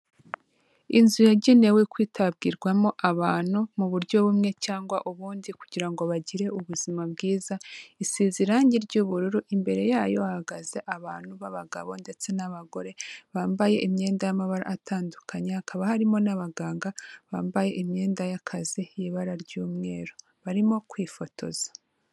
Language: Kinyarwanda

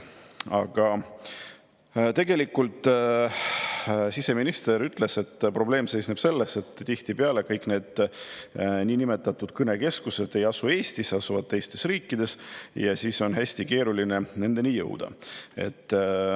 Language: Estonian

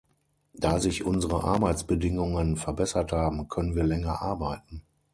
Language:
German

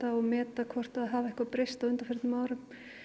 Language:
Icelandic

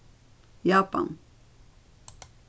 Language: Faroese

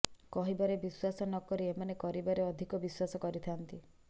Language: Odia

